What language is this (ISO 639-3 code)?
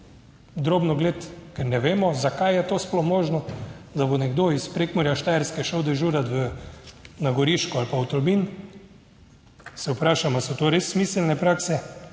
slv